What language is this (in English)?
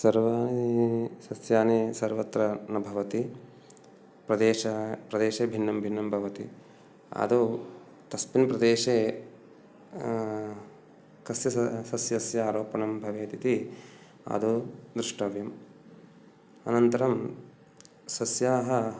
Sanskrit